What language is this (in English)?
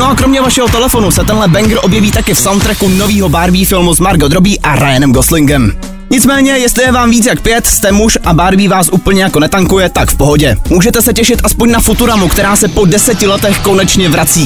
Czech